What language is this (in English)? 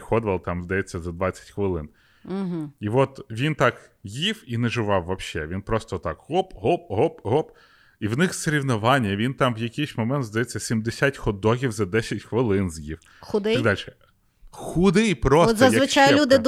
Ukrainian